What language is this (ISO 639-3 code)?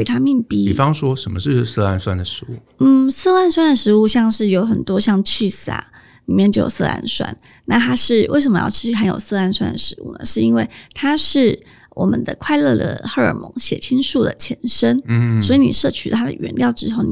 zho